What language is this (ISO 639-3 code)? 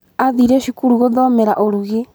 kik